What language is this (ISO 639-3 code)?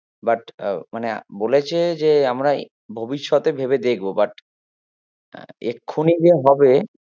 ben